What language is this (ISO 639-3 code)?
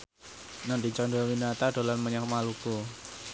jav